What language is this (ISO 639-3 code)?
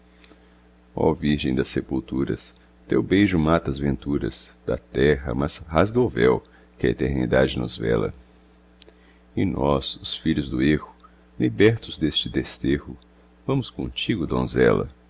por